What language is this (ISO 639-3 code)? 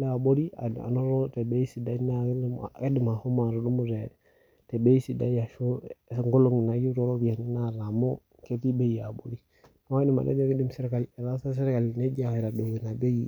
mas